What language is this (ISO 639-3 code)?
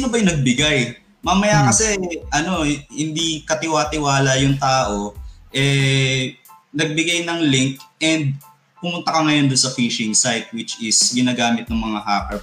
fil